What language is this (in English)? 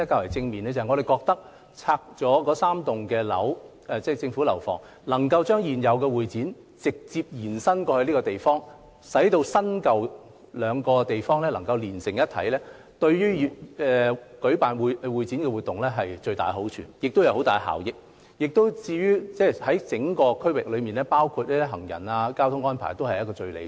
Cantonese